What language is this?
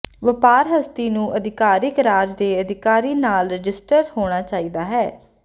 Punjabi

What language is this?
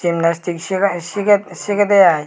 Chakma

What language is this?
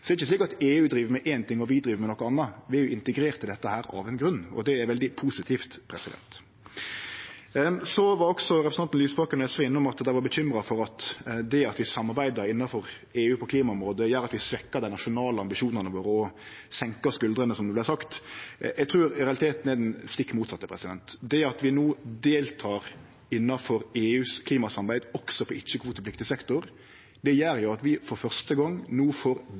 Norwegian Nynorsk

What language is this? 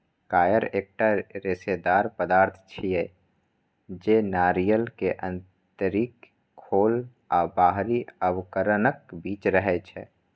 Maithili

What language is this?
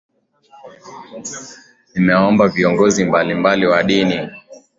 Swahili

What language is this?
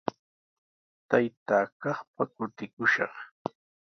Sihuas Ancash Quechua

